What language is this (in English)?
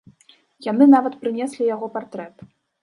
Belarusian